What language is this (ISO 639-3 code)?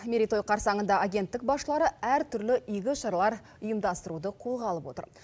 kaz